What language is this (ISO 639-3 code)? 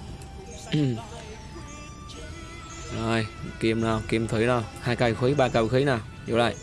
vie